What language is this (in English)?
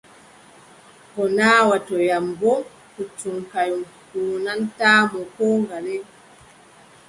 Adamawa Fulfulde